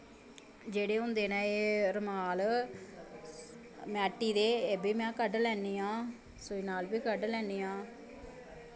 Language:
Dogri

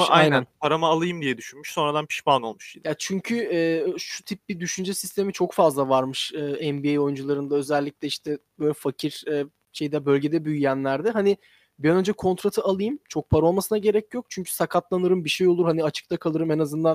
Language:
Turkish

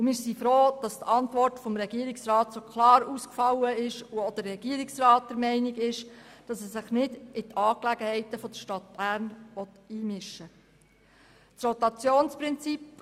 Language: Swiss German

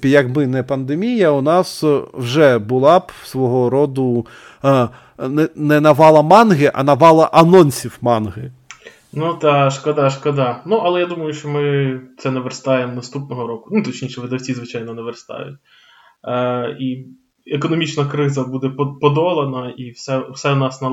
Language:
Ukrainian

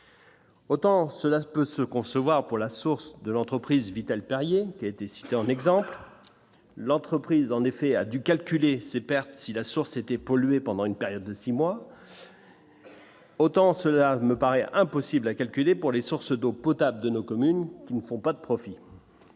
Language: French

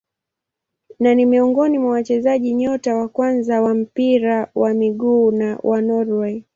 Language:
Swahili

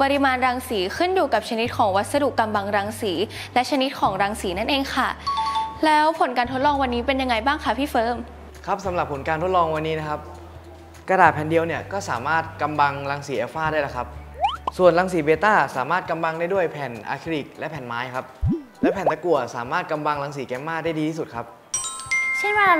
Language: Thai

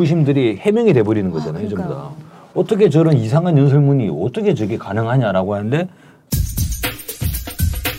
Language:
Korean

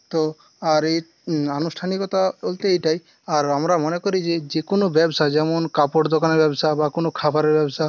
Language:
Bangla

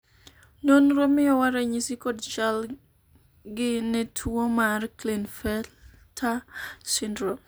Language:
Luo (Kenya and Tanzania)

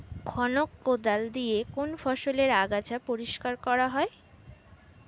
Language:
Bangla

